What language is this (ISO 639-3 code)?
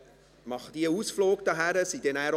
gsw